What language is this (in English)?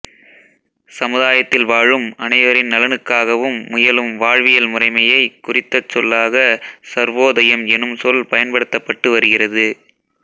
Tamil